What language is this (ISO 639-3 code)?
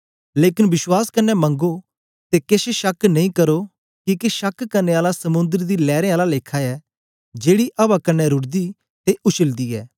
doi